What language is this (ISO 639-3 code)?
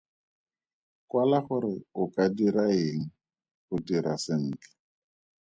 tsn